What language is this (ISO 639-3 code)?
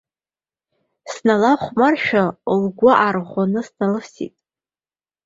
abk